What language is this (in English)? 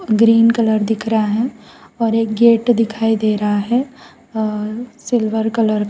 Hindi